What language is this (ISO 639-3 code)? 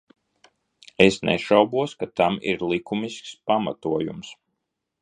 lav